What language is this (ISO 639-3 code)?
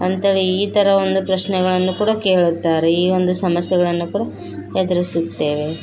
kan